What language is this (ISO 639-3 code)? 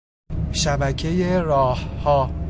fas